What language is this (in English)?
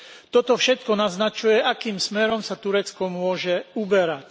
Slovak